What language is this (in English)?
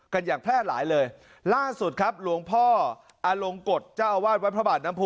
Thai